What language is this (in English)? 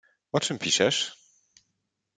Polish